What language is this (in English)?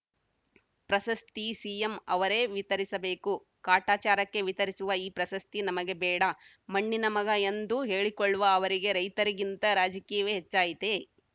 Kannada